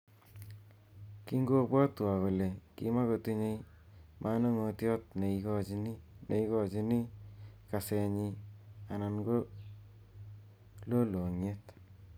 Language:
Kalenjin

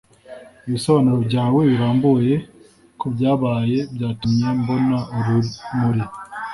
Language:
Kinyarwanda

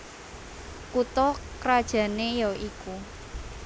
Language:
Javanese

